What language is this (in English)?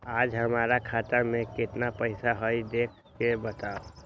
Magahi